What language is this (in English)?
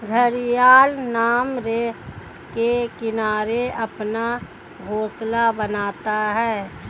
Hindi